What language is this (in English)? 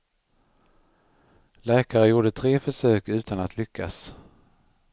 Swedish